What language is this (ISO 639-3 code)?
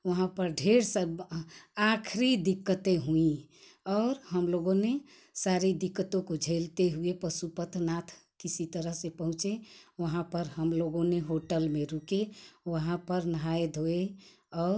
hin